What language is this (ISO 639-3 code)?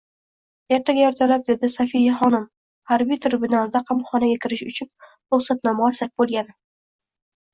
uzb